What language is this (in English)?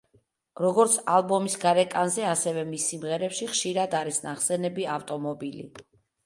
Georgian